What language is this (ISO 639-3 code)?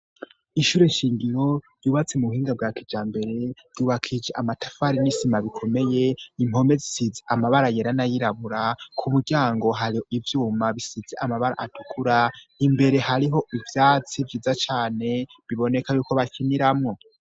run